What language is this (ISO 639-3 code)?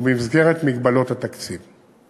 heb